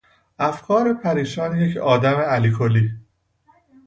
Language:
Persian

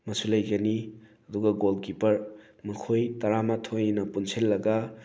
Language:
Manipuri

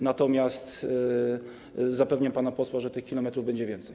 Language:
Polish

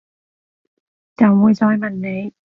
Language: Cantonese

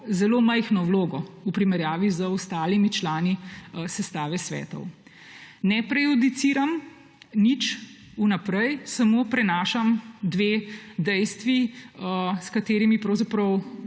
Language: Slovenian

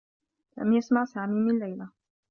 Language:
Arabic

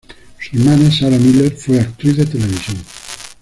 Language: Spanish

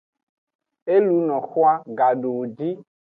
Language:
Aja (Benin)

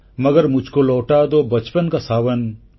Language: Odia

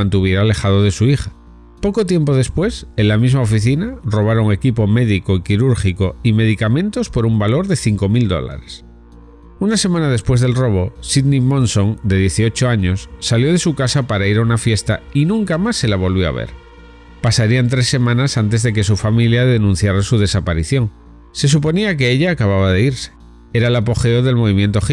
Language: Spanish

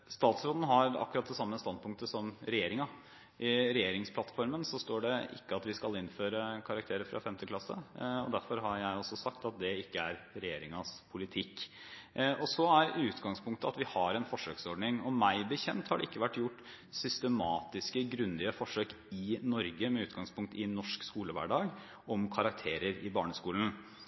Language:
Norwegian Bokmål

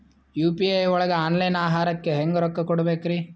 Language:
Kannada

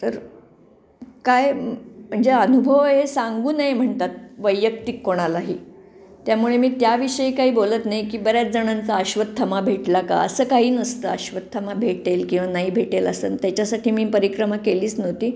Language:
Marathi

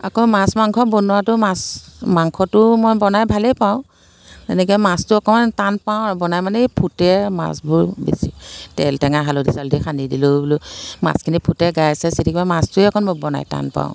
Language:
Assamese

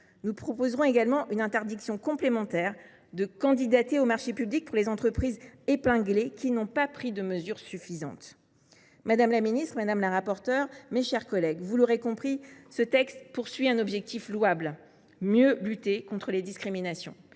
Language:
French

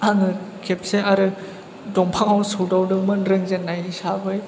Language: Bodo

